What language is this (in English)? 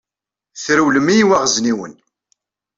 Kabyle